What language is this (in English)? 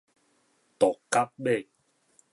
Min Nan Chinese